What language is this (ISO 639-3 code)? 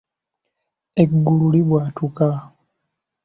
lug